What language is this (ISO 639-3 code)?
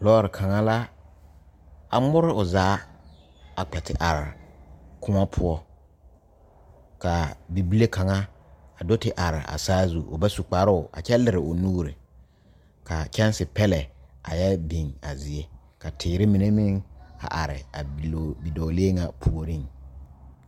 dga